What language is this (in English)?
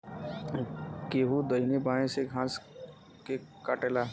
Bhojpuri